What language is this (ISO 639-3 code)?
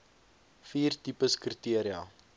afr